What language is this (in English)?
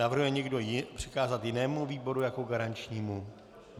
Czech